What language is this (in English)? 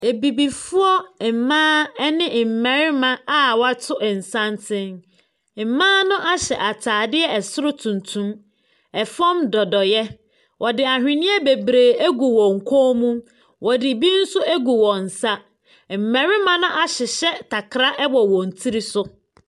Akan